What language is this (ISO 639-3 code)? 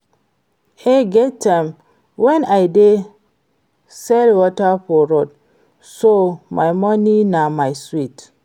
pcm